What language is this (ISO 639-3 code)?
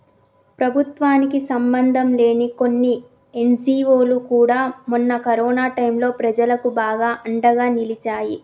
tel